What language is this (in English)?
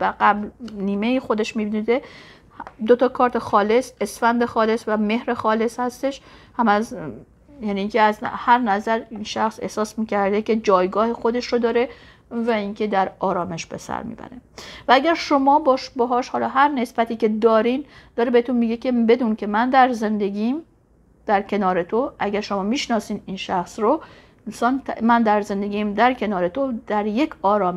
Persian